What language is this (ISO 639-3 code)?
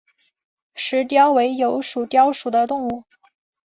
zho